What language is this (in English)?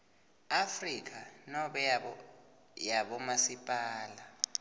Swati